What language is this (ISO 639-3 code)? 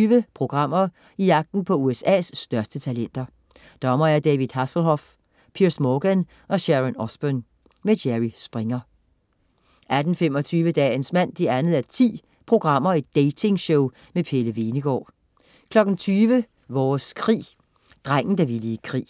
dan